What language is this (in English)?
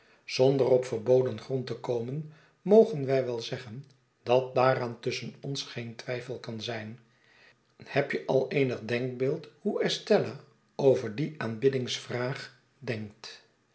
Dutch